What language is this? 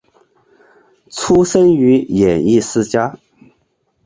Chinese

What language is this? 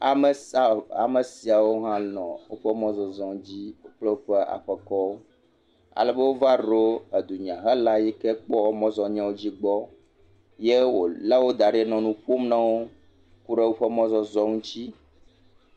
Ewe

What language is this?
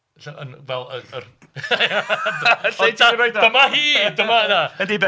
Welsh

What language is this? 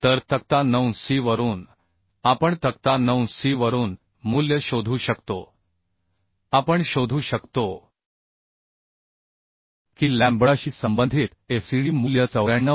Marathi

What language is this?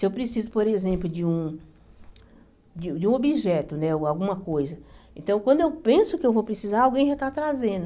Portuguese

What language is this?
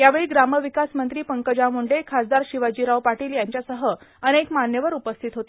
Marathi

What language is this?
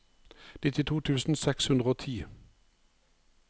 Norwegian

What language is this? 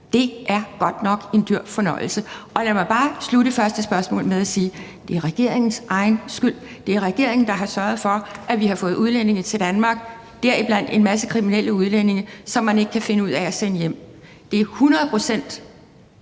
Danish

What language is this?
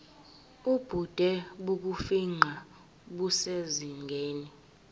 Zulu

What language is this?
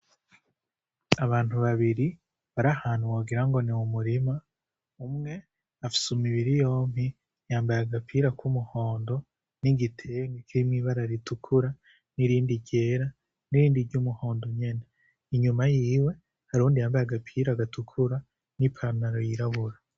Rundi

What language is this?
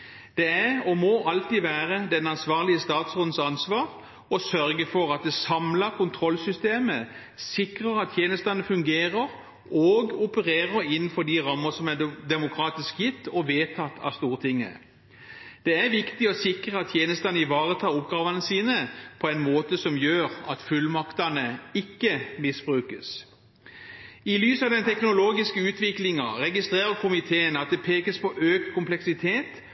Norwegian Bokmål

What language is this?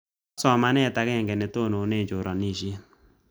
Kalenjin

